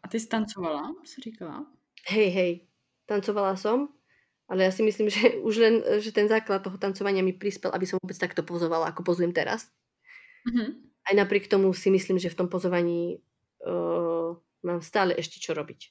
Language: Czech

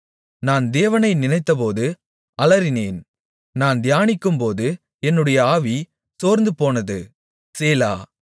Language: Tamil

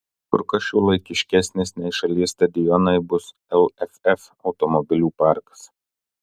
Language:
Lithuanian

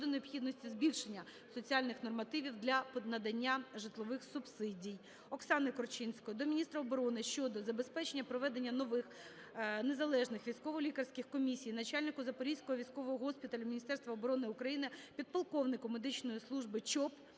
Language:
Ukrainian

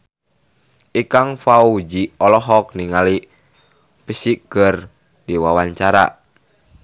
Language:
Sundanese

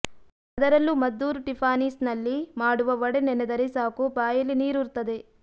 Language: Kannada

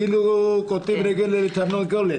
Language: Hebrew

